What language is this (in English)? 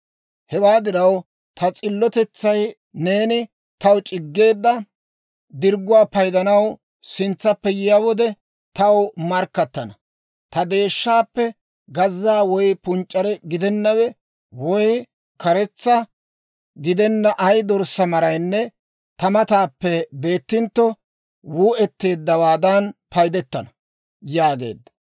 Dawro